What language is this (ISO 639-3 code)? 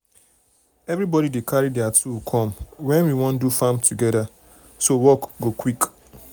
pcm